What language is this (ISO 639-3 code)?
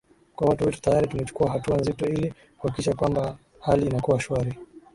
swa